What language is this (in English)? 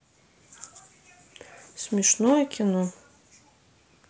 Russian